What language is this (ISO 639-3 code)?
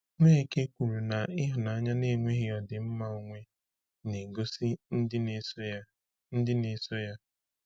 ibo